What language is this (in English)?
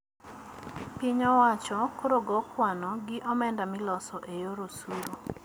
Luo (Kenya and Tanzania)